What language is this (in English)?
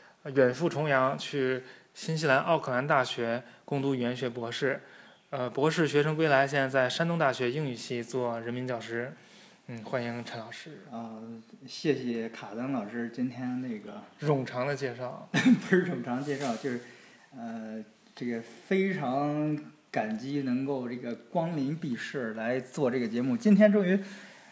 Chinese